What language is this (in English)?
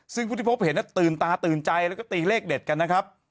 Thai